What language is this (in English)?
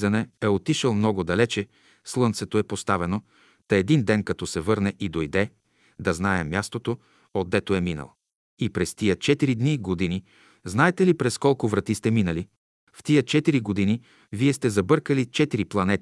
Bulgarian